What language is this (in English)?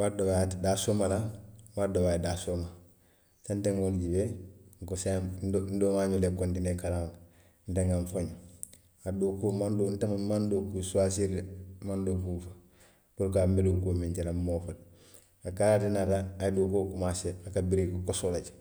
Western Maninkakan